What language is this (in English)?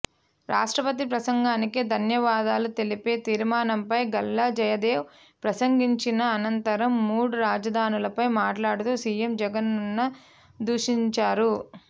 Telugu